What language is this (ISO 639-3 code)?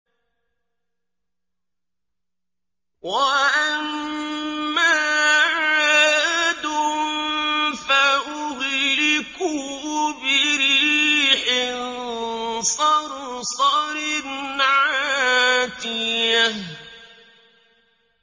ara